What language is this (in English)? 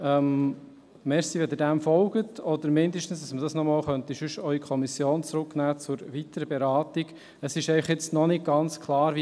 Swiss German